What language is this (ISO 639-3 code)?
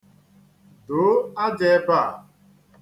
ibo